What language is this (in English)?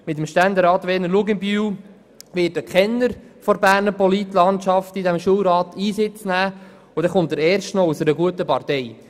Swiss German